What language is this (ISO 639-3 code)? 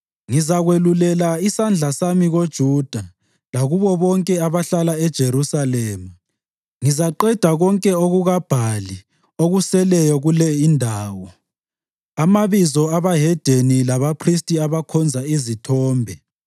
nde